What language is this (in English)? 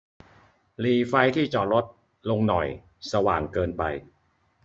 Thai